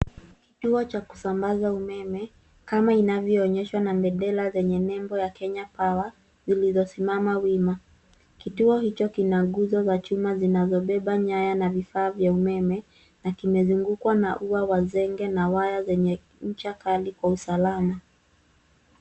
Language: Swahili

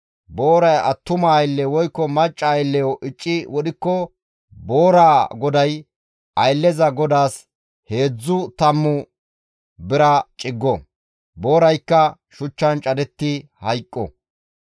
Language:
Gamo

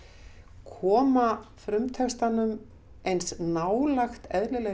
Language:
Icelandic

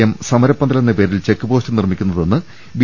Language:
Malayalam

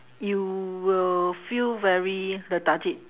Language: English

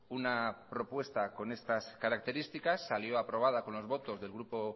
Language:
Spanish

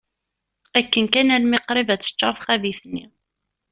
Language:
Kabyle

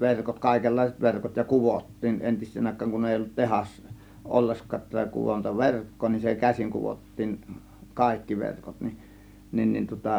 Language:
Finnish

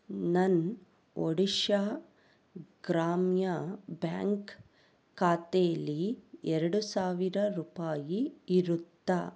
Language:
Kannada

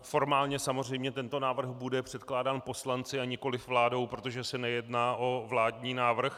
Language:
Czech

